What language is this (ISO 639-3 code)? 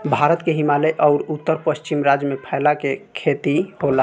bho